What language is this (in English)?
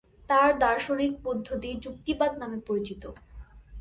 Bangla